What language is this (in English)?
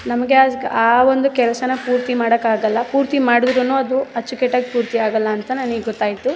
Kannada